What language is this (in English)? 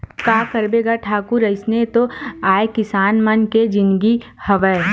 Chhattisgarhi